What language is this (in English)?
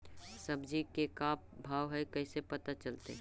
Magahi